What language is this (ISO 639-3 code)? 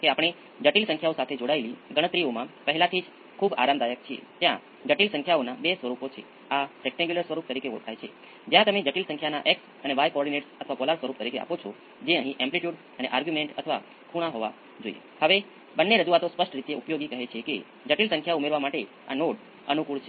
guj